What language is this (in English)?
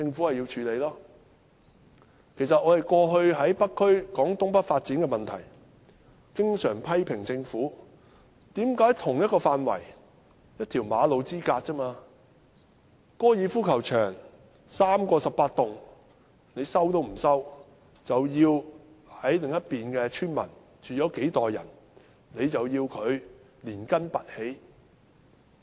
Cantonese